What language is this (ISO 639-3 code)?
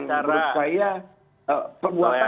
ind